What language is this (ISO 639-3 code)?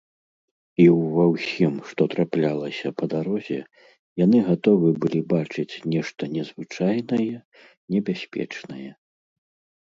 bel